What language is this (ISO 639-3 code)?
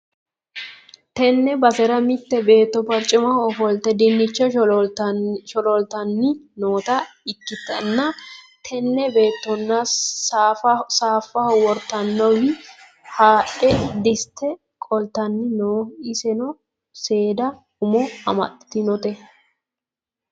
sid